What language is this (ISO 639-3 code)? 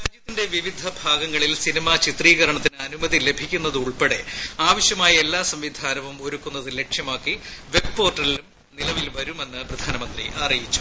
mal